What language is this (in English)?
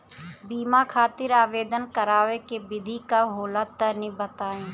Bhojpuri